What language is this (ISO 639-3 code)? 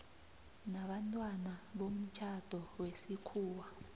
nbl